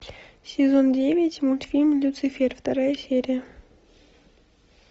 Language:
Russian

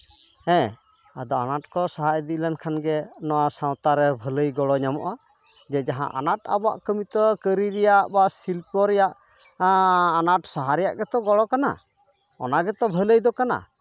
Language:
Santali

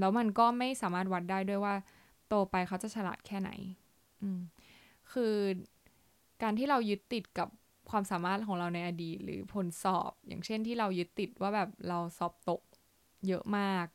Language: Thai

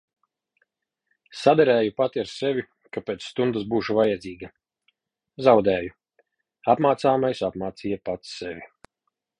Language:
Latvian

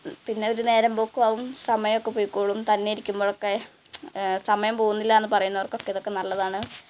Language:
Malayalam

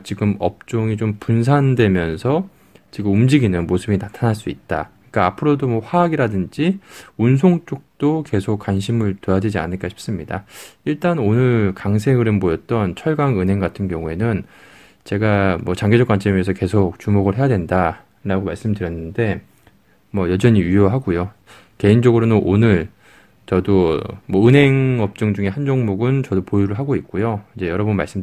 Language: Korean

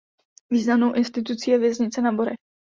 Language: Czech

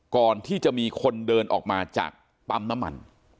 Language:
Thai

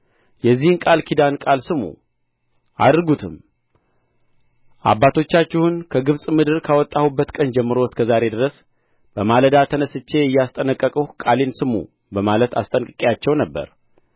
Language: Amharic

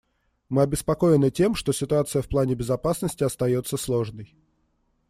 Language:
Russian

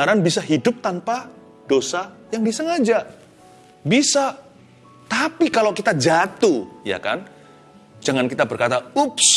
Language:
Indonesian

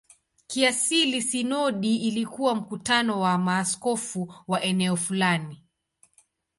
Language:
Swahili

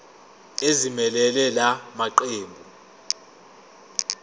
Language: Zulu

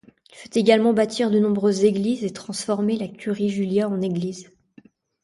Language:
French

